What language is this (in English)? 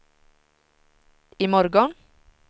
Swedish